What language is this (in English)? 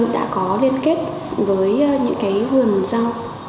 Vietnamese